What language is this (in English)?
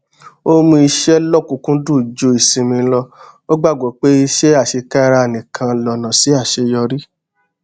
Yoruba